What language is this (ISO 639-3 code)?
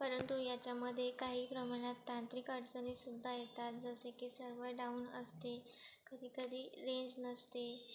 mar